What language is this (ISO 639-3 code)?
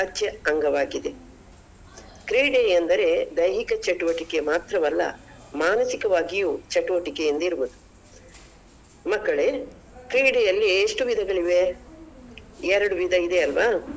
kan